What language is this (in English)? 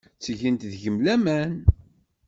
Kabyle